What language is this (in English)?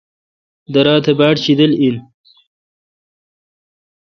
Kalkoti